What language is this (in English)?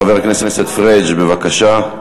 Hebrew